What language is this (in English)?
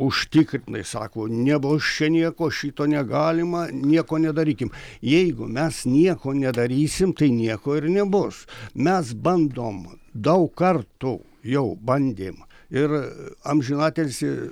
Lithuanian